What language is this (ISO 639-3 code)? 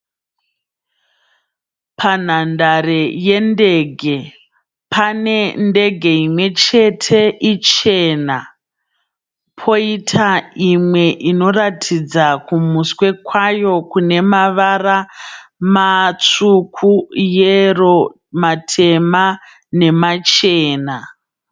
sna